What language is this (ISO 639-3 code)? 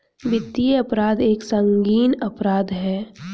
hin